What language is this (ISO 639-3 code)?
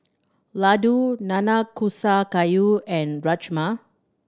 eng